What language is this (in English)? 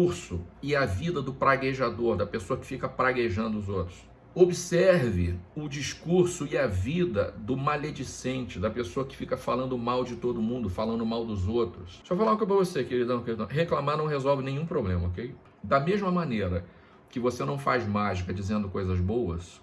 Portuguese